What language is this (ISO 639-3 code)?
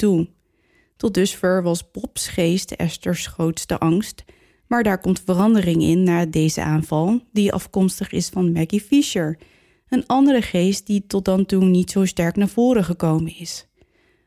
nld